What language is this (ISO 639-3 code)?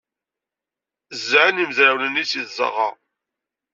kab